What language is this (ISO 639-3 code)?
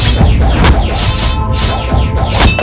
ind